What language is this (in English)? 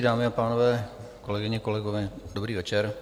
Czech